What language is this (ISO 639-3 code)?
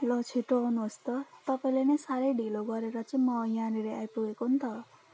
nep